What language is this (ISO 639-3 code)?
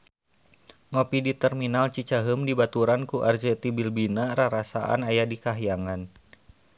sun